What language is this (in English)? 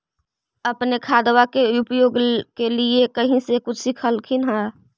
Magahi